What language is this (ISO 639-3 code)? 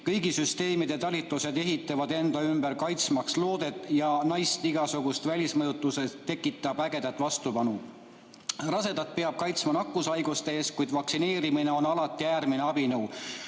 est